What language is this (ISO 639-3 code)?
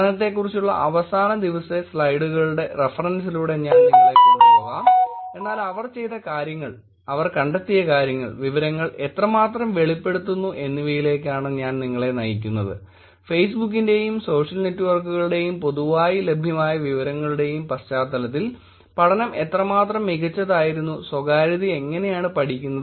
mal